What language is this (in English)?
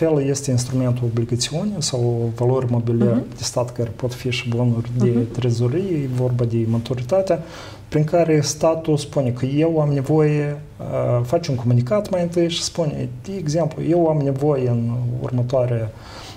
Romanian